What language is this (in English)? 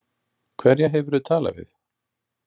Icelandic